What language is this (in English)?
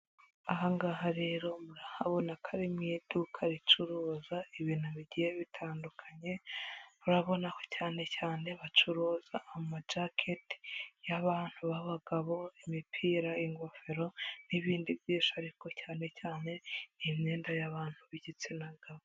Kinyarwanda